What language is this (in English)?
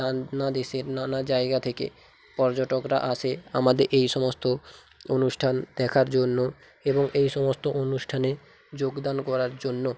Bangla